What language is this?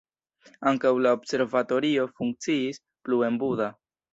Esperanto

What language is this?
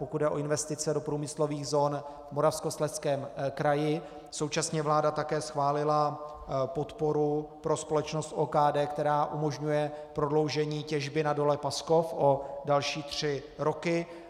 Czech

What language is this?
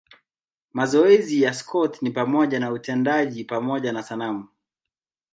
Swahili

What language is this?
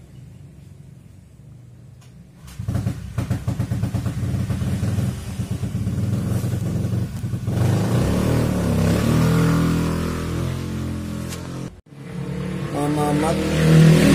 Indonesian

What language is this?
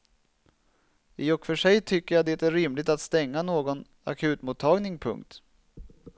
Swedish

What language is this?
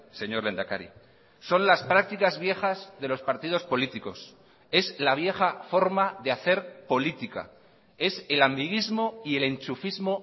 Spanish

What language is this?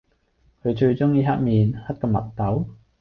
Cantonese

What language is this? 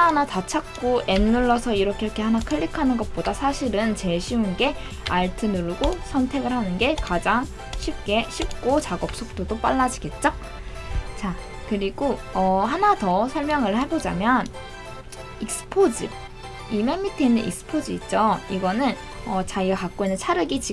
Korean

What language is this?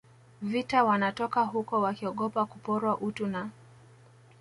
Swahili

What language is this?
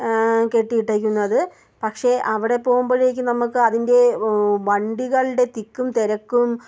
Malayalam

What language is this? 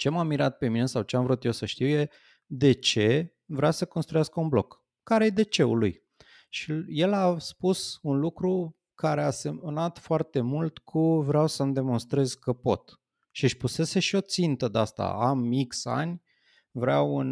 Romanian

